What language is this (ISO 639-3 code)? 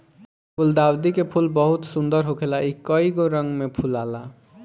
bho